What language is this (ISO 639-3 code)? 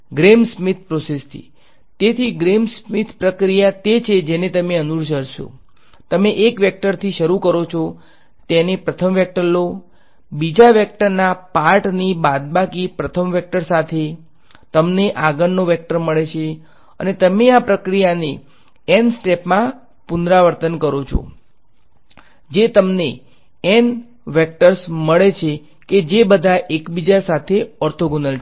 guj